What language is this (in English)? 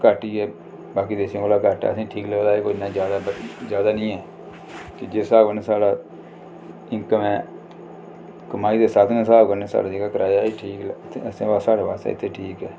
Dogri